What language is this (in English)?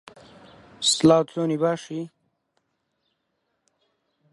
Central Kurdish